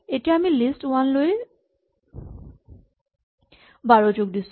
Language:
Assamese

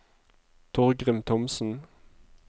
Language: Norwegian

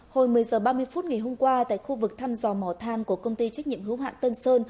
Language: Vietnamese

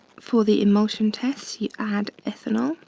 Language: English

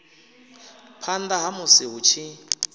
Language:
Venda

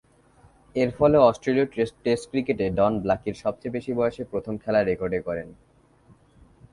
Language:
Bangla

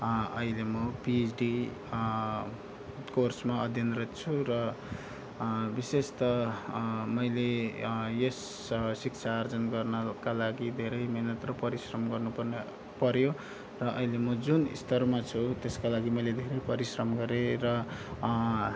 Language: Nepali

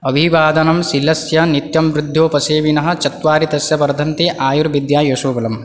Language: Sanskrit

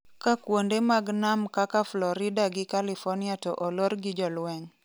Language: Luo (Kenya and Tanzania)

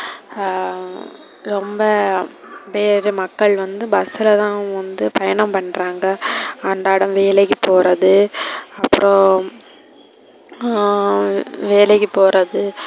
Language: Tamil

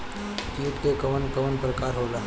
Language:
Bhojpuri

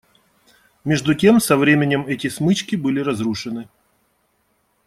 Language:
Russian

